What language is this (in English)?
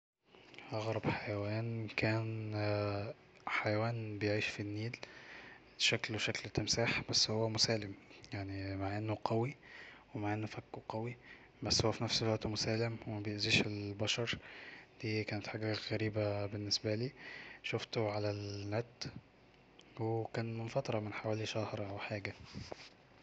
Egyptian Arabic